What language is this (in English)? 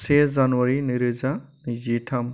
Bodo